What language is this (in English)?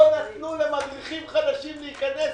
Hebrew